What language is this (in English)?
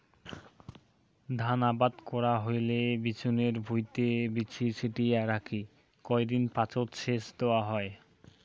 Bangla